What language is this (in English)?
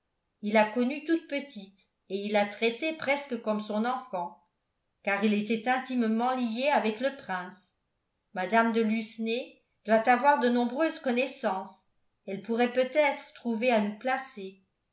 French